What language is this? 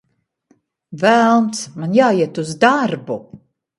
Latvian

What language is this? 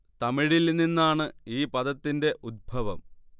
Malayalam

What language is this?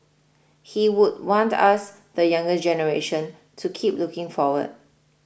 English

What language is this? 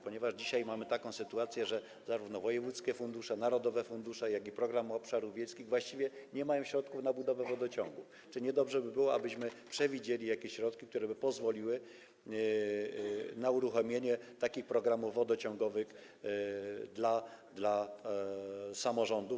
Polish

